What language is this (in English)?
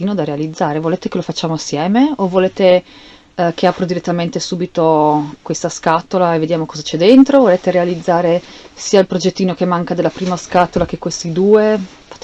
Italian